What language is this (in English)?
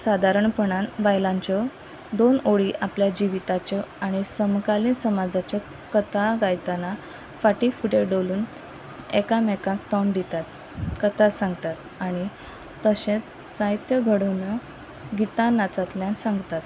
Konkani